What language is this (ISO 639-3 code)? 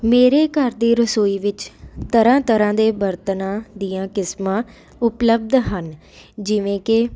pan